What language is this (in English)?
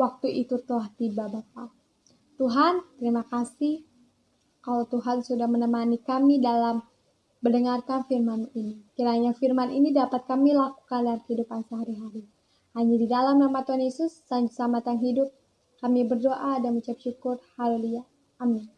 Indonesian